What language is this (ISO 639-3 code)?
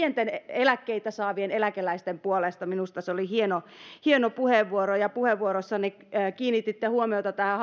fin